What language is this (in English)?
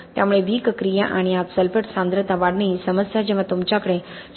Marathi